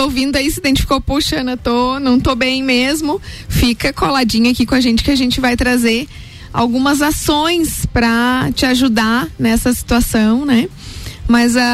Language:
Portuguese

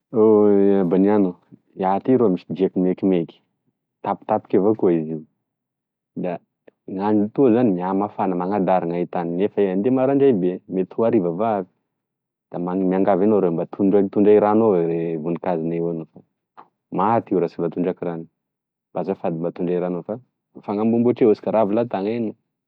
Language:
Tesaka Malagasy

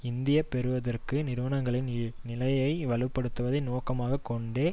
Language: Tamil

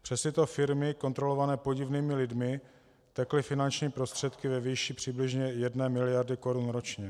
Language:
Czech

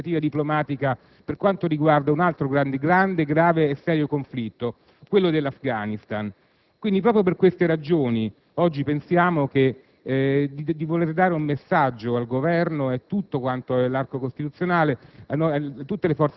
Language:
Italian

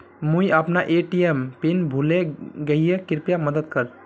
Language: Magahi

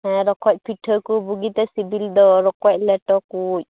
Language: Santali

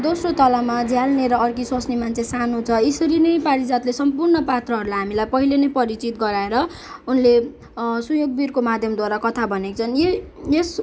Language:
Nepali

